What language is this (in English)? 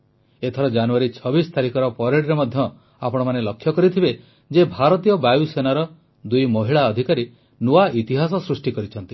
Odia